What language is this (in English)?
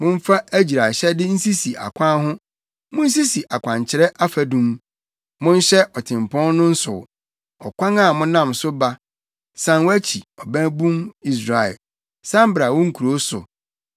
Akan